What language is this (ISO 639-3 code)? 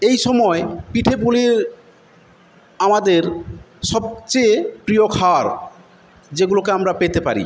ben